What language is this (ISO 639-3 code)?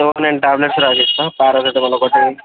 tel